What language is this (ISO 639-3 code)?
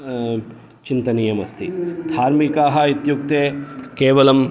san